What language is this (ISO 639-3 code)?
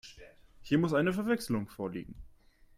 deu